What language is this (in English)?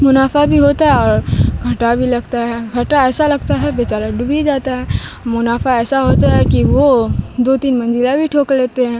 Urdu